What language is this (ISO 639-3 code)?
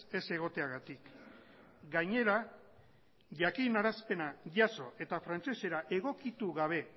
eus